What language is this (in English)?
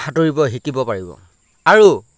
Assamese